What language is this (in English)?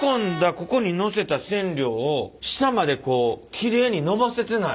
Japanese